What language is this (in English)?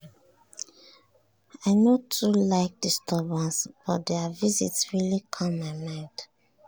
Nigerian Pidgin